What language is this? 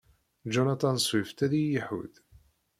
Kabyle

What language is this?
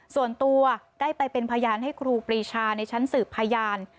Thai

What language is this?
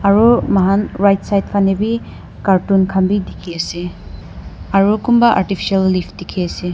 Naga Pidgin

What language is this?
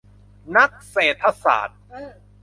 Thai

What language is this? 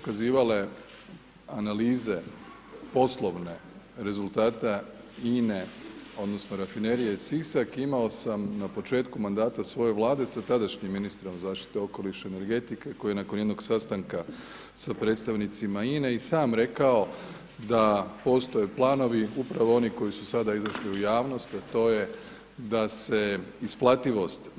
Croatian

